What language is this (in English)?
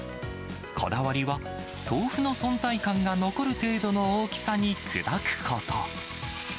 Japanese